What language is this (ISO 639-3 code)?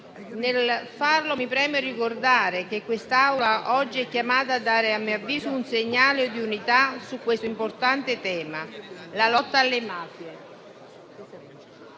ita